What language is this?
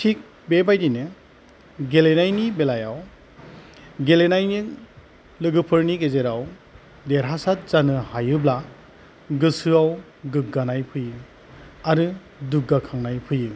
Bodo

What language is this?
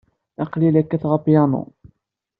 Kabyle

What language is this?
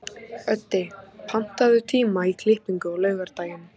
Icelandic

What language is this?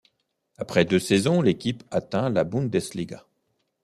French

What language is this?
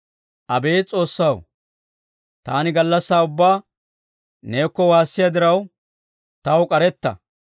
Dawro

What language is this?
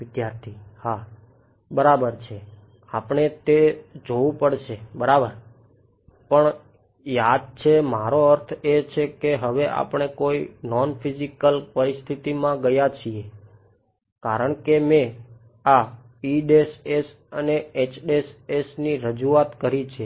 Gujarati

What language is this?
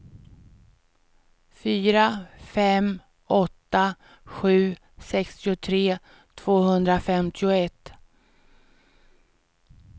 Swedish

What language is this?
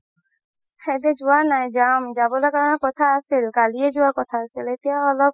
Assamese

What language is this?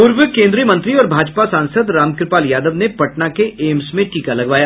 Hindi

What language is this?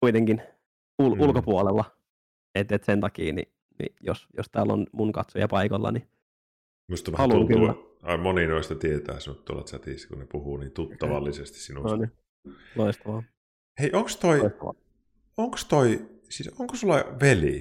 Finnish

